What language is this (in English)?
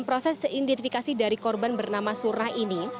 Indonesian